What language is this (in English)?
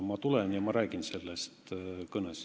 Estonian